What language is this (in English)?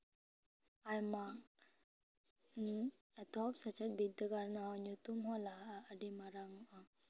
Santali